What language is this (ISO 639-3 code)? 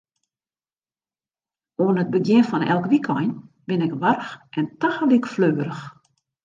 fry